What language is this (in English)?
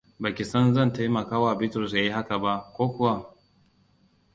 Hausa